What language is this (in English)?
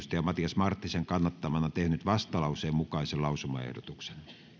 Finnish